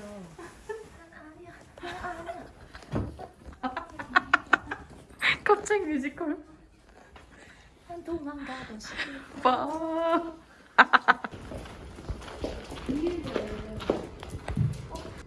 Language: Korean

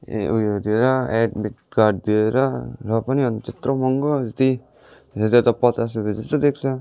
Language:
Nepali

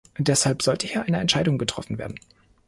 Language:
German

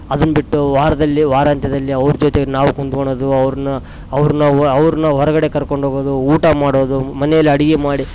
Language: Kannada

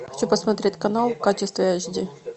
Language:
Russian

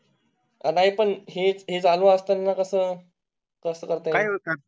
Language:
Marathi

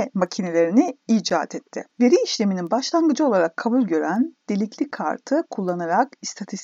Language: Turkish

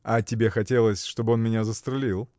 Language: Russian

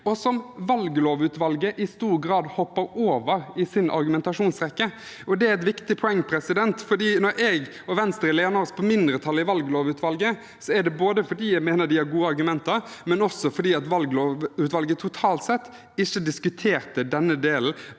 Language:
Norwegian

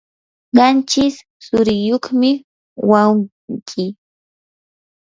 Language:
Yanahuanca Pasco Quechua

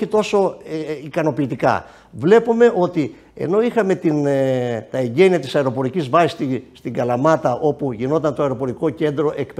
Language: Greek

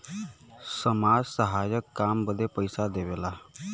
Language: Bhojpuri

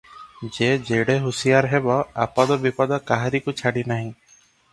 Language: Odia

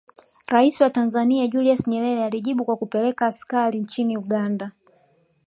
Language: Swahili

